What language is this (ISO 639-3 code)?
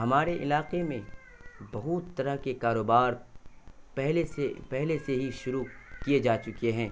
urd